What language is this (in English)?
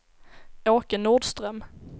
Swedish